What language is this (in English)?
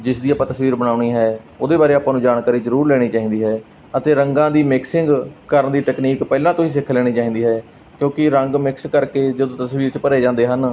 Punjabi